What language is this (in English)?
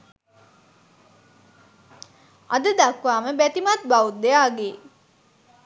Sinhala